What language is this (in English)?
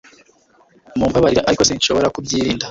Kinyarwanda